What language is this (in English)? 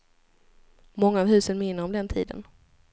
Swedish